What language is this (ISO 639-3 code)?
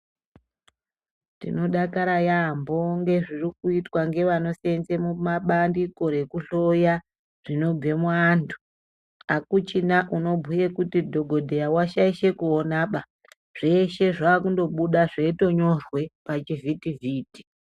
ndc